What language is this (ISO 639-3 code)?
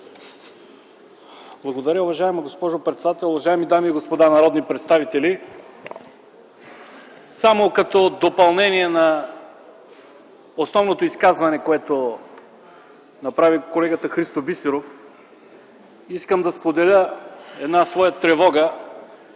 bul